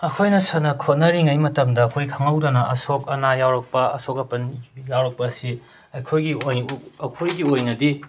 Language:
Manipuri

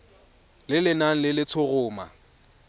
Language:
Tswana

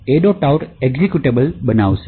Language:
Gujarati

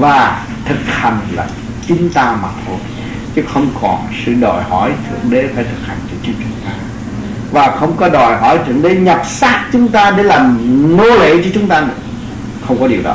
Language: Vietnamese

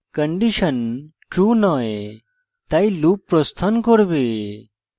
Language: Bangla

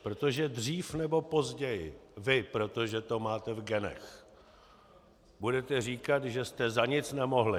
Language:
Czech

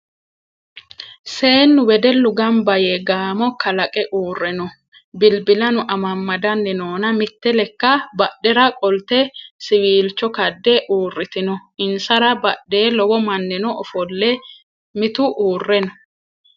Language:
Sidamo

